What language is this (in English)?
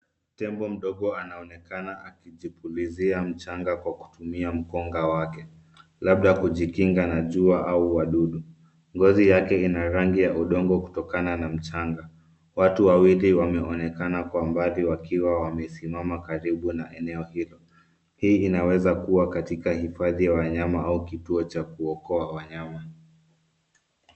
Swahili